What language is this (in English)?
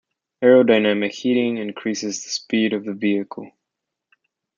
English